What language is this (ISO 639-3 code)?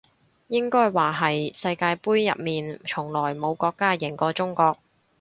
yue